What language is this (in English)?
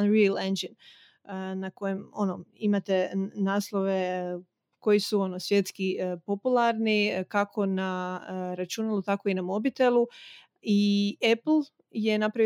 Croatian